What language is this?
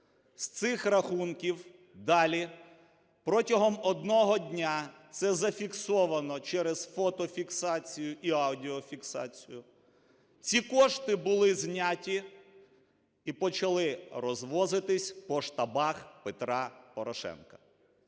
Ukrainian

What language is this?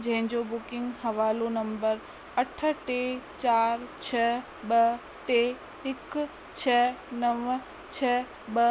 Sindhi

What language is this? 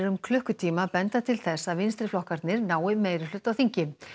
Icelandic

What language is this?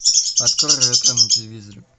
Russian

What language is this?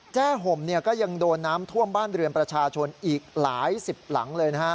Thai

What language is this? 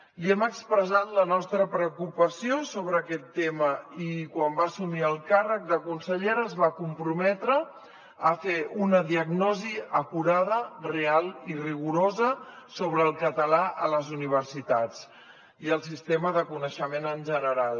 Catalan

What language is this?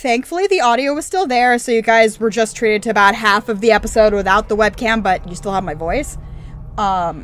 English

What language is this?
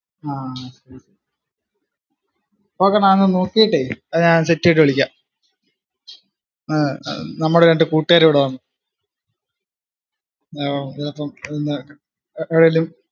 Malayalam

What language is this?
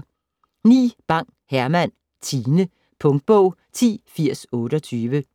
Danish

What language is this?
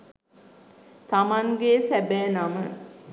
Sinhala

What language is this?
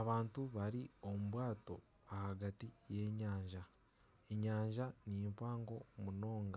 Nyankole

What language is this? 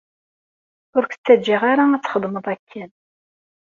Kabyle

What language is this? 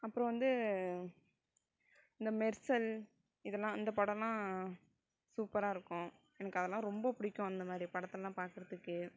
Tamil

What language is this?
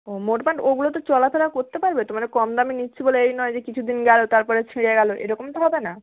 Bangla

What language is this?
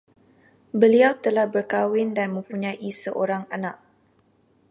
Malay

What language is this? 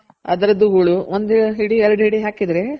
Kannada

